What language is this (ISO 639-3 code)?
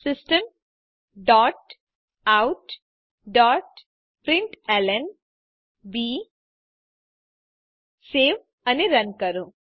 guj